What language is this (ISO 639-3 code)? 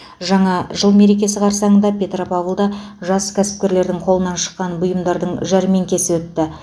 kaz